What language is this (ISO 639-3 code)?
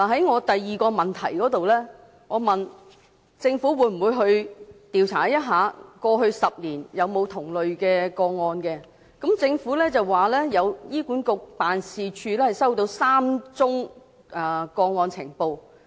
yue